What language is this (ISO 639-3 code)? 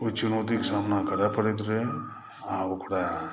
mai